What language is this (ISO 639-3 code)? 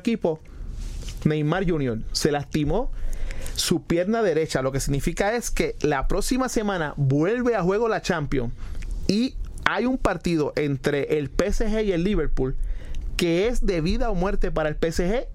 spa